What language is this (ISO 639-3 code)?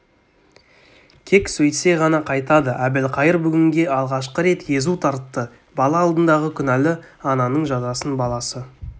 kaz